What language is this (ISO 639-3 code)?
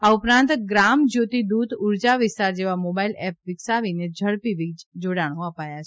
guj